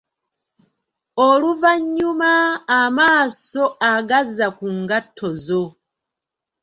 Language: Ganda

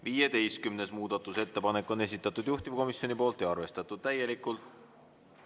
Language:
Estonian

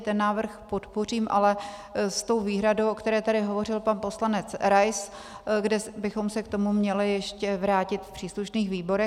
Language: Czech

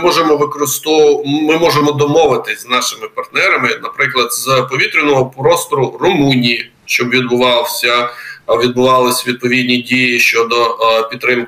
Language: Ukrainian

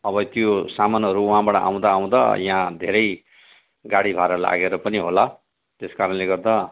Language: Nepali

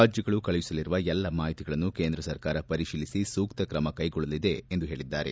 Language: Kannada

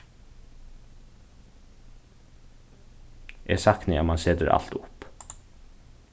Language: Faroese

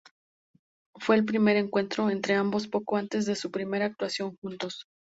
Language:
Spanish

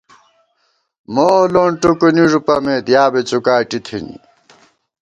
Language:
Gawar-Bati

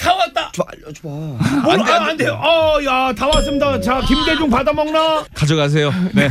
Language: Korean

